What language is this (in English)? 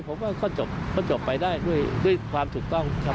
Thai